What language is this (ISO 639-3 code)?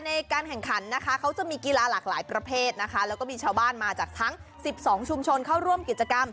tha